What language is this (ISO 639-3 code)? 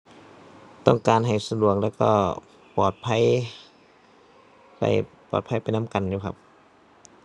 tha